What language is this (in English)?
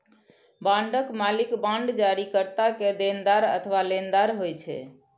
Maithili